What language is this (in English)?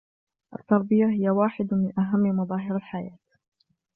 Arabic